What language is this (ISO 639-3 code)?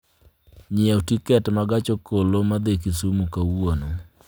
luo